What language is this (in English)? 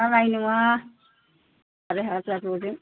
Bodo